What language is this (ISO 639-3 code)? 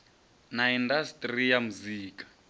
ven